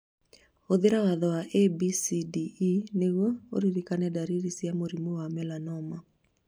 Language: Kikuyu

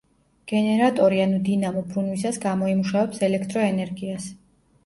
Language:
Georgian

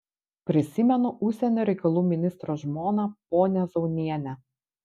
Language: Lithuanian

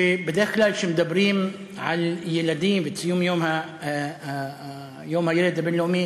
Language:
Hebrew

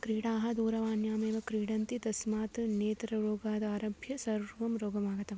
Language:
Sanskrit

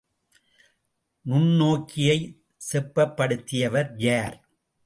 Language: Tamil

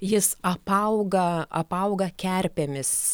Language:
Lithuanian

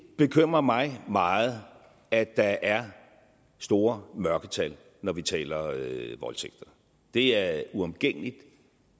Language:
Danish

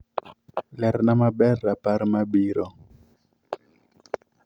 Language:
Luo (Kenya and Tanzania)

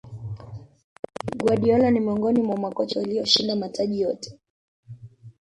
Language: Swahili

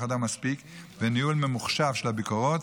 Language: Hebrew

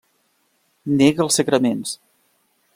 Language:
Catalan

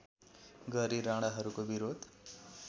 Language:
Nepali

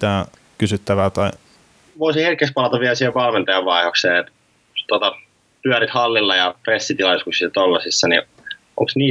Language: Finnish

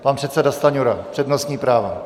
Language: Czech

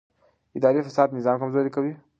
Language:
Pashto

